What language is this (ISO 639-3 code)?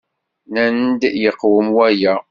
kab